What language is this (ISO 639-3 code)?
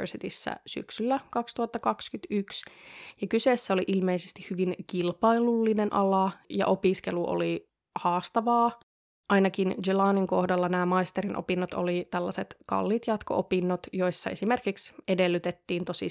fin